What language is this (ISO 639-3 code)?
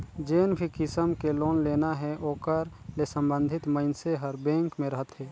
hne